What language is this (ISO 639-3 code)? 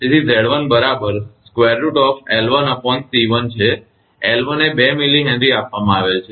guj